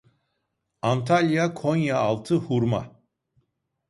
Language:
Turkish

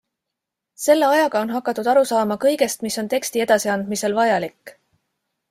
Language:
Estonian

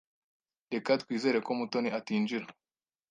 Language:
Kinyarwanda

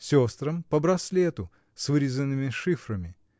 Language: Russian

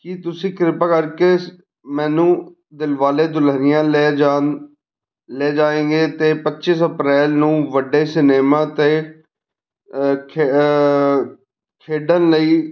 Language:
Punjabi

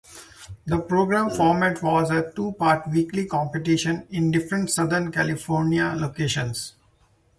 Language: English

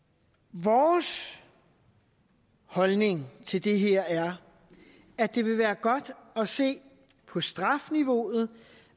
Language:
Danish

